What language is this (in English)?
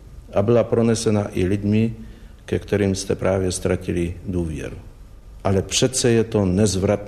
Czech